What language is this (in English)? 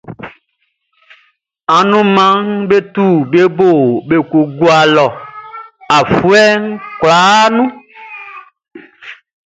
Baoulé